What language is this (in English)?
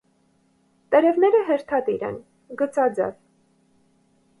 Armenian